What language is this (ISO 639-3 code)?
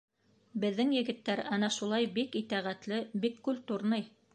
bak